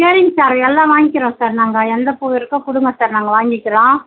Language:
Tamil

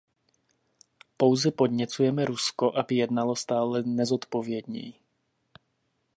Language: Czech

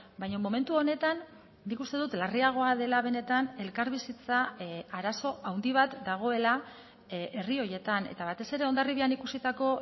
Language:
Basque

